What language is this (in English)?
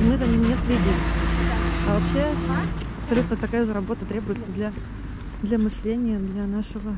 Russian